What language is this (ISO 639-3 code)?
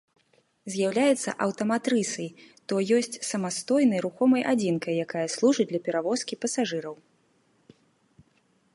bel